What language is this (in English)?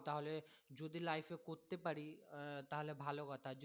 Bangla